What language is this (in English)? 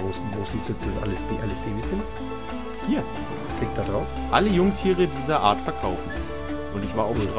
German